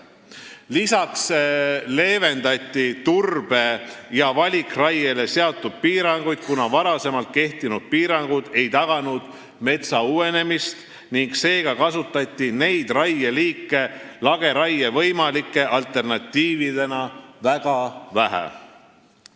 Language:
Estonian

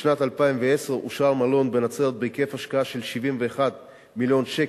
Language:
Hebrew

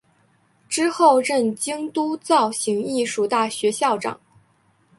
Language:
Chinese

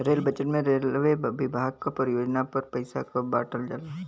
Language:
Bhojpuri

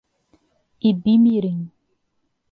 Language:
Portuguese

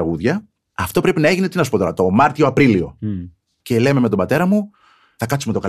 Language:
Greek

